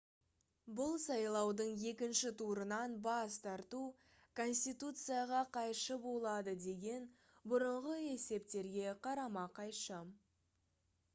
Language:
Kazakh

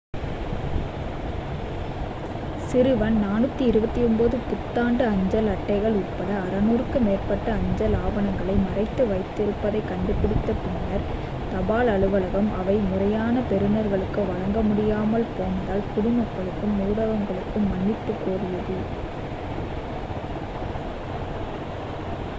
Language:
Tamil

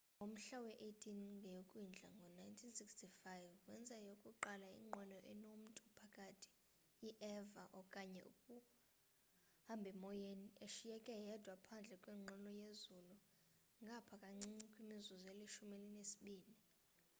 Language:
Xhosa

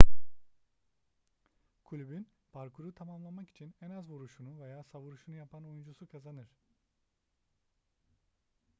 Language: Turkish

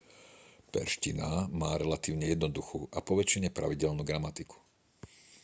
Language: Slovak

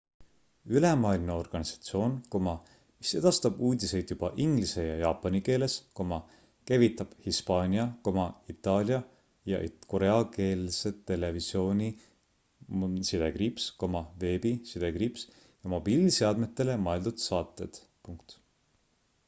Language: Estonian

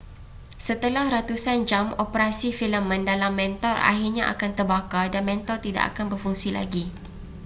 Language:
Malay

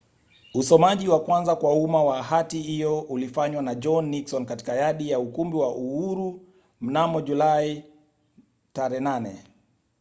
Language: Swahili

